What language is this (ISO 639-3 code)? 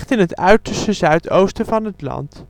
nld